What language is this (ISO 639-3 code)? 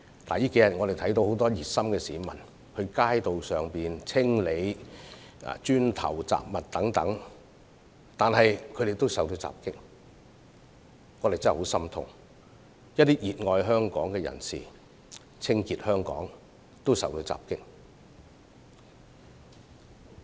yue